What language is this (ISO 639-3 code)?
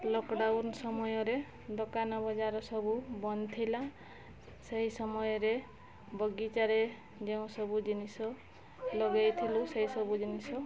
ori